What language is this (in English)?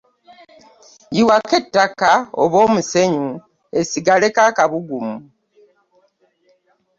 Ganda